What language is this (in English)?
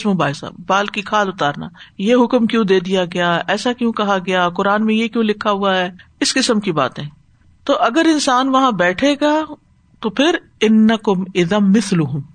Urdu